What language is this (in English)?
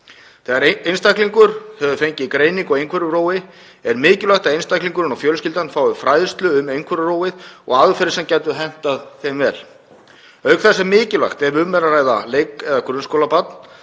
Icelandic